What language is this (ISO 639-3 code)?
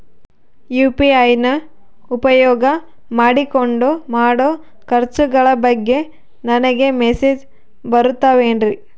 kan